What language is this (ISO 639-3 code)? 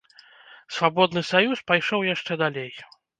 bel